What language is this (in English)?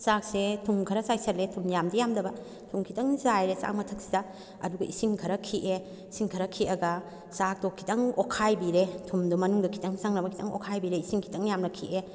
Manipuri